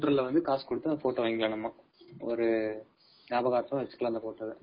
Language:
Tamil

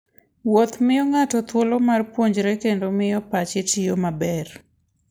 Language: Luo (Kenya and Tanzania)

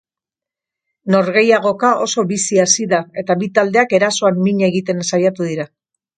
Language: Basque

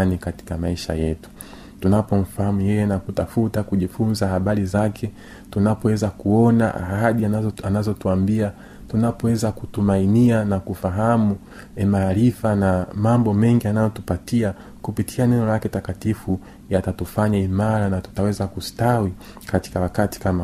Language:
Swahili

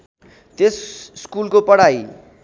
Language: Nepali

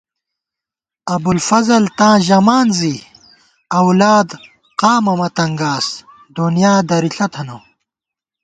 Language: Gawar-Bati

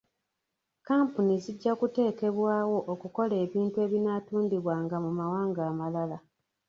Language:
Ganda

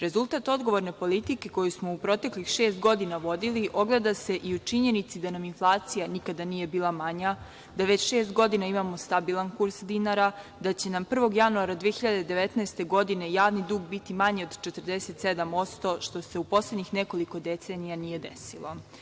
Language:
Serbian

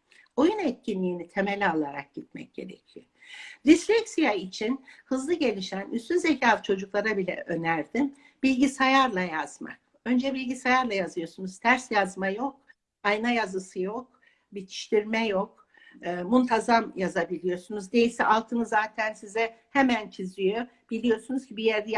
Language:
Turkish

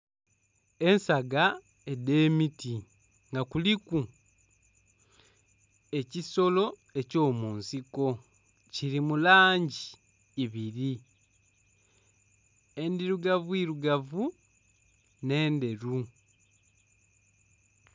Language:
Soga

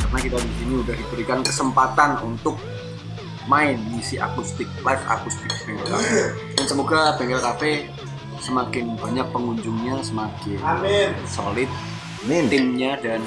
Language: Indonesian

